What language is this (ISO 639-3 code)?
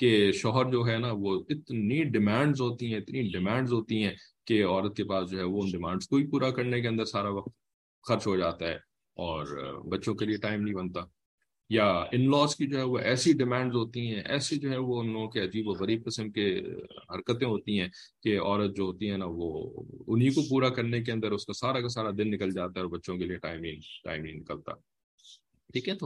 eng